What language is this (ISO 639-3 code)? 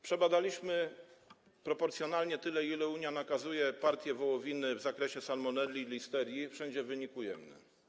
pol